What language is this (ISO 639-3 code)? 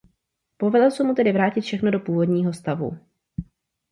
ces